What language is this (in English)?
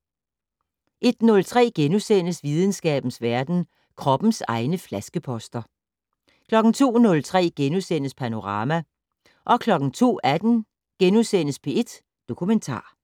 Danish